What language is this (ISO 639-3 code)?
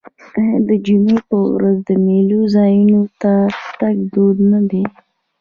pus